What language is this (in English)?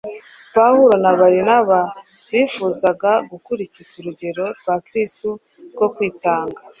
Kinyarwanda